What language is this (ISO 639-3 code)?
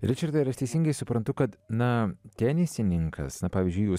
lit